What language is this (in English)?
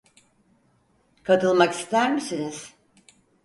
Turkish